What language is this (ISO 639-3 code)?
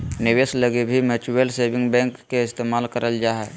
mag